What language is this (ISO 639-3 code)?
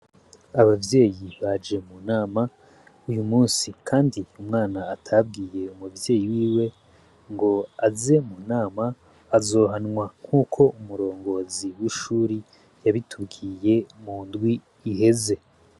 run